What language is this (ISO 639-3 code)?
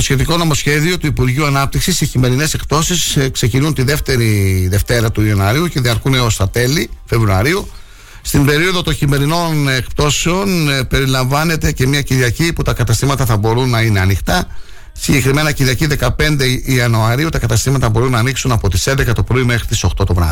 ell